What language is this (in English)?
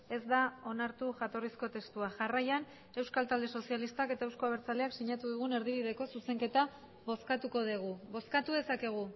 Basque